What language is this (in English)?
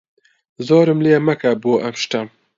Central Kurdish